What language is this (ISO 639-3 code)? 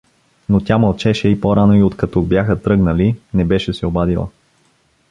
bul